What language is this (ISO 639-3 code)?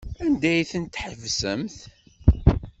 kab